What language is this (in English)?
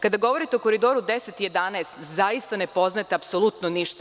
Serbian